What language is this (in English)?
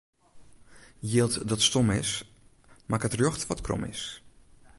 Western Frisian